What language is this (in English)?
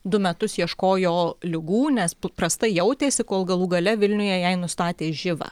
Lithuanian